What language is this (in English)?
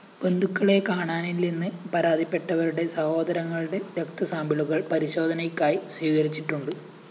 Malayalam